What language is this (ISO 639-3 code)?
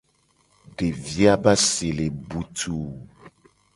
gej